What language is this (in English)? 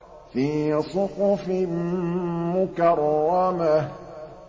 Arabic